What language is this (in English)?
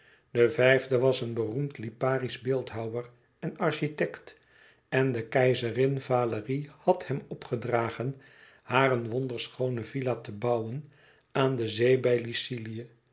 Dutch